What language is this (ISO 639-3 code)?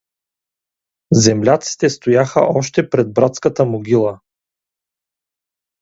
bul